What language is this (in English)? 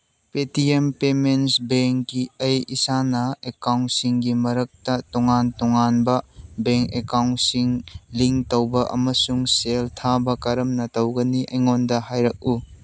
Manipuri